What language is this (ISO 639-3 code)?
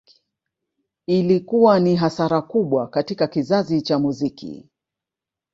swa